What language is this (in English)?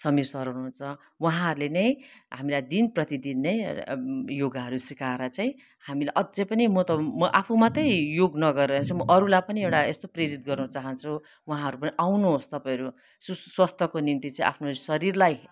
Nepali